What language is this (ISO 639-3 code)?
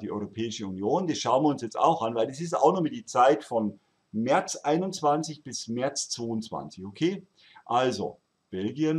deu